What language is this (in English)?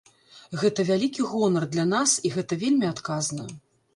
Belarusian